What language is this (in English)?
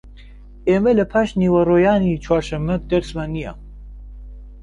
Central Kurdish